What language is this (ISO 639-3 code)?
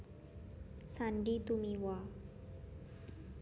jav